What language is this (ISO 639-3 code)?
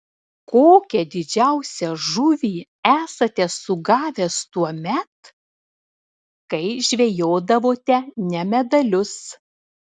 lit